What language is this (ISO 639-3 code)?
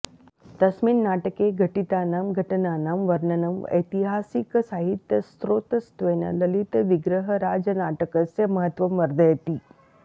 san